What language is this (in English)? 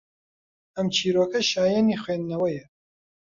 Central Kurdish